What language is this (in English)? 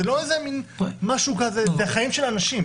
Hebrew